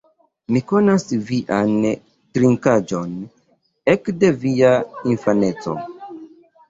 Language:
Esperanto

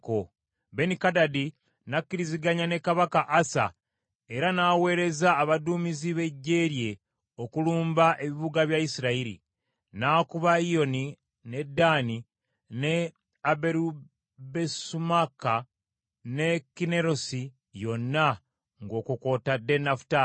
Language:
Ganda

